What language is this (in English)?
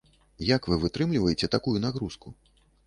Belarusian